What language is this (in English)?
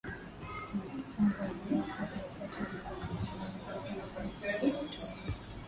Swahili